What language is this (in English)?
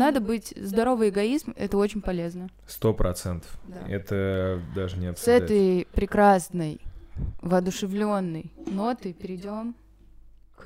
Russian